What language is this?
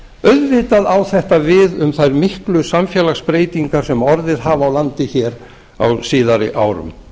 Icelandic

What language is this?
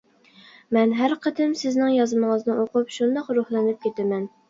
Uyghur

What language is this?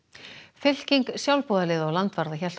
Icelandic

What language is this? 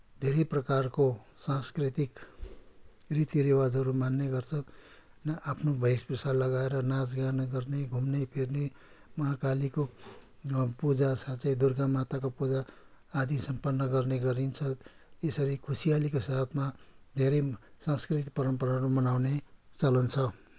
Nepali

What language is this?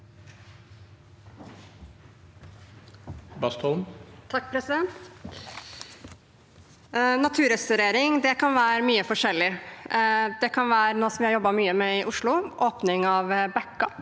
Norwegian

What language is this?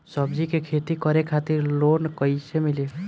Bhojpuri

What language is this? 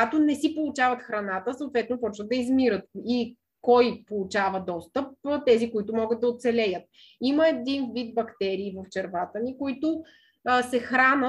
Bulgarian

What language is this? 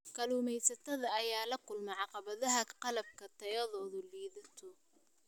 Somali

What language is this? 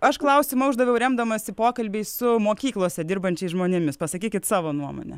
Lithuanian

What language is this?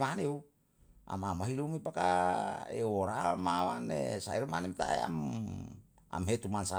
Yalahatan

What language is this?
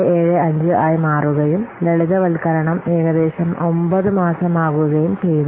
Malayalam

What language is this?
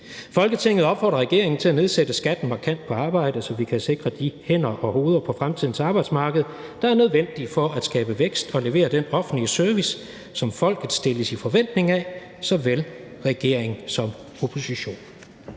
Danish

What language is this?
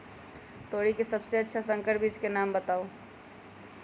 Magahi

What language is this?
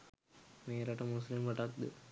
Sinhala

